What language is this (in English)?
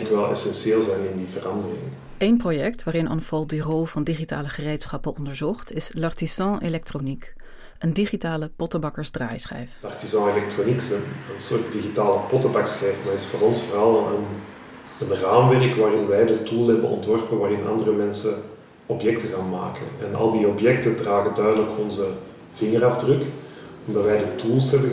Dutch